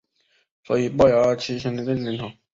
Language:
Chinese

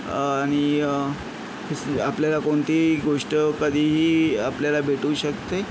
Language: Marathi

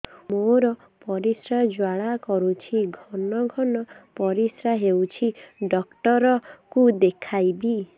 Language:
Odia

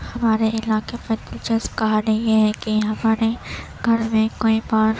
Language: Urdu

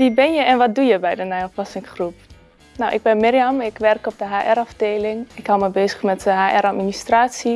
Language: Dutch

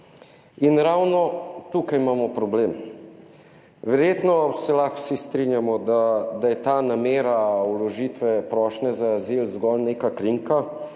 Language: Slovenian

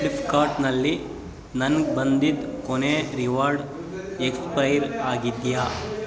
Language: Kannada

